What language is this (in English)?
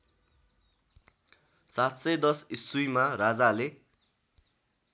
Nepali